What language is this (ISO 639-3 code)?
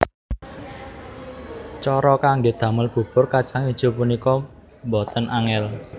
jav